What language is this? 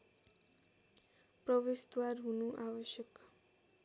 Nepali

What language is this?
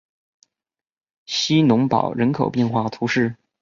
Chinese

